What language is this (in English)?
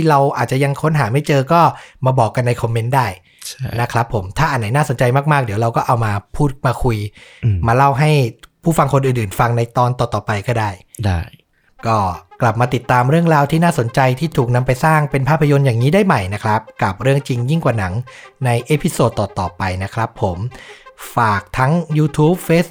Thai